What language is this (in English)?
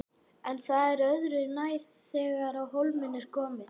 Icelandic